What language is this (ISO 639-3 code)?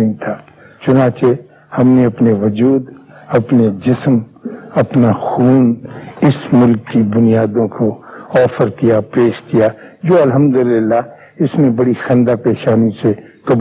urd